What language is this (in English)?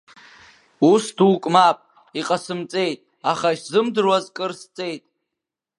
Abkhazian